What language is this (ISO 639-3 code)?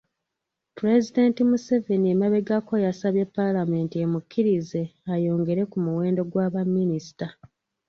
lug